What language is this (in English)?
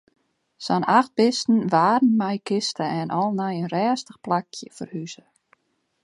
Western Frisian